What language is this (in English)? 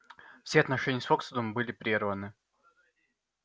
Russian